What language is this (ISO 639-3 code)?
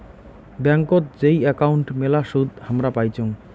ben